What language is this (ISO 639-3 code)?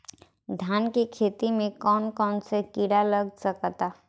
bho